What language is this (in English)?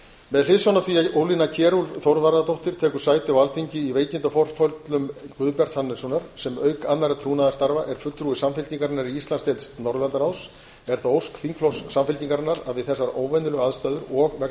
Icelandic